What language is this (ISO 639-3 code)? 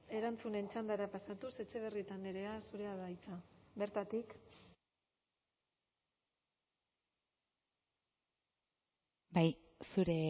eus